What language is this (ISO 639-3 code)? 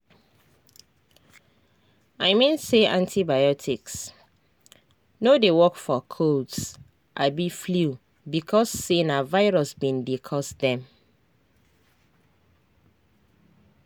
pcm